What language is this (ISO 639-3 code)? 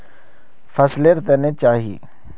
mag